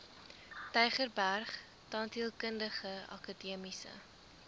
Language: Afrikaans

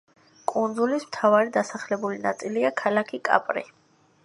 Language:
Georgian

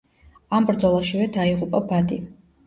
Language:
Georgian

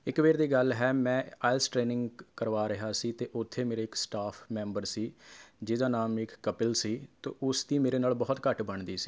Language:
Punjabi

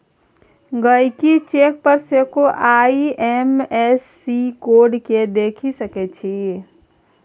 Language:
Maithili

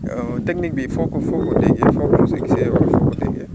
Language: Wolof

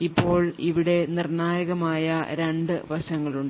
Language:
Malayalam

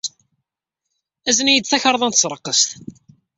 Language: Kabyle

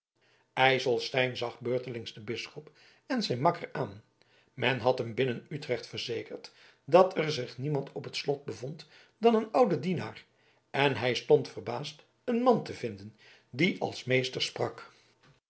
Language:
Dutch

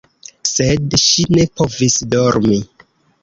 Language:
Esperanto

